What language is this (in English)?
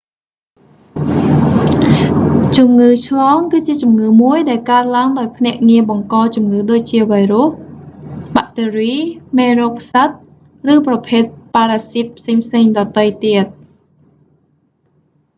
Khmer